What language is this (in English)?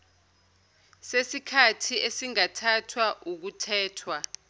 Zulu